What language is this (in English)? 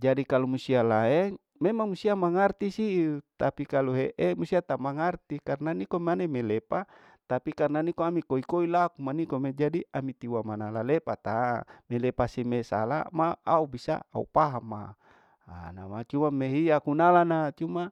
Larike-Wakasihu